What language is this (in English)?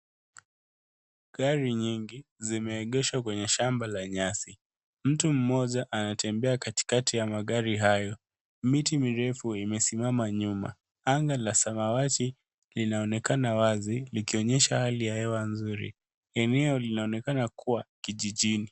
Swahili